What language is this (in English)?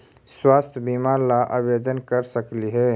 Magahi